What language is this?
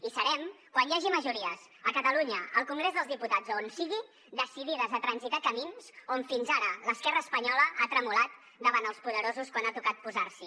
Catalan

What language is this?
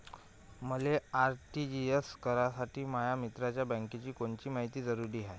Marathi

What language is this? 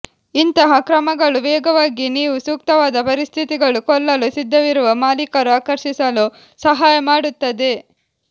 Kannada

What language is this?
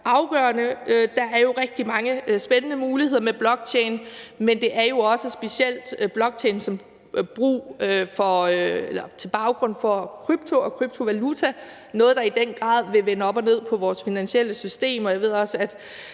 Danish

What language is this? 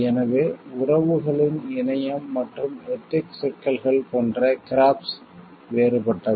Tamil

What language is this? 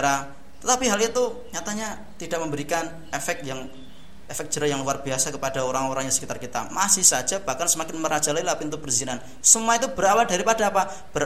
Indonesian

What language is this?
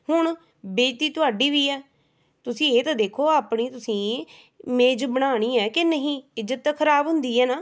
Punjabi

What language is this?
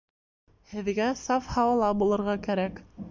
Bashkir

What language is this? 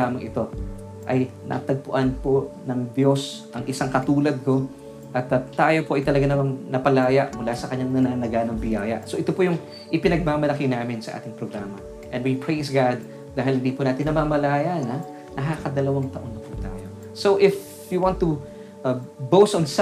Filipino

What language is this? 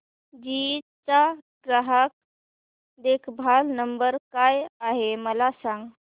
Marathi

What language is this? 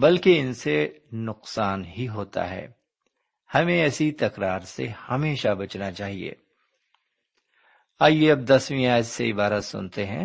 Urdu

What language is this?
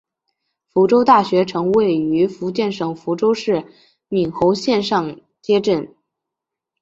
Chinese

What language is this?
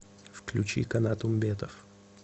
Russian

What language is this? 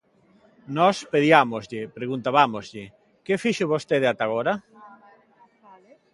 Galician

